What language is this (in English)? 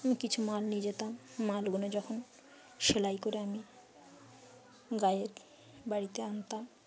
Bangla